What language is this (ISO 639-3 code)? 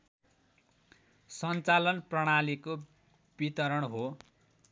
nep